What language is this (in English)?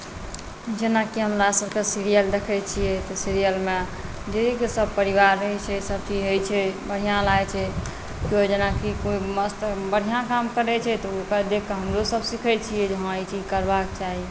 Maithili